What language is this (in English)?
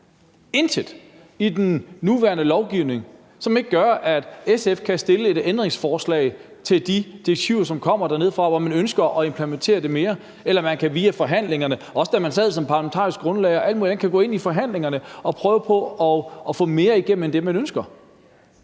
Danish